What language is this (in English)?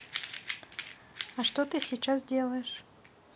Russian